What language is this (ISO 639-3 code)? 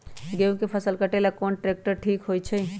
mag